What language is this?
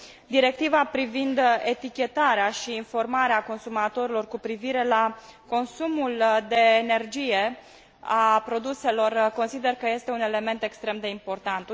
Romanian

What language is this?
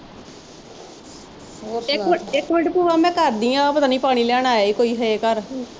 Punjabi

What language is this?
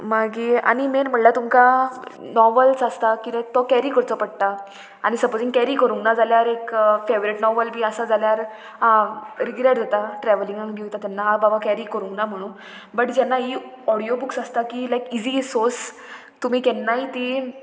Konkani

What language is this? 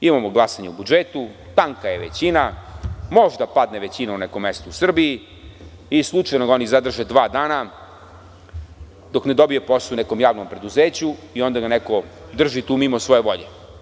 Serbian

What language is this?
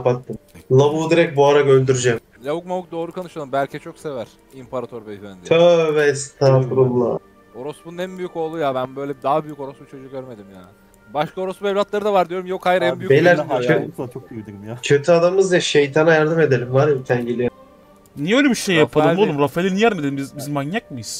Turkish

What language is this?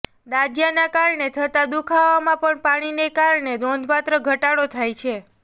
Gujarati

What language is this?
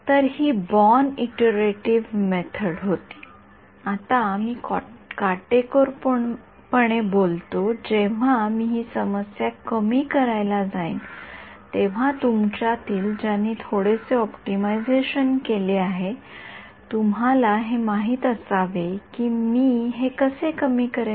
Marathi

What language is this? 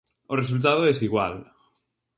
Galician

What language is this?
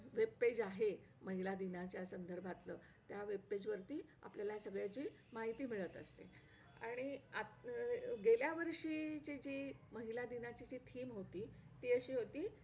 Marathi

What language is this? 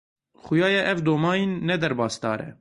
Kurdish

